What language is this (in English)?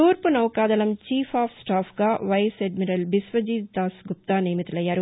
Telugu